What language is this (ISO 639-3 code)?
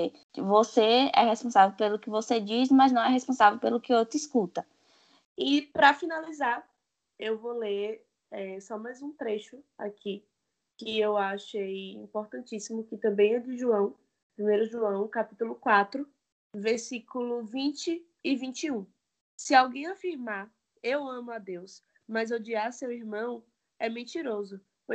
por